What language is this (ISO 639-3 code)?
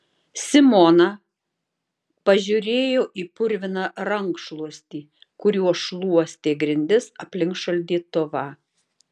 lit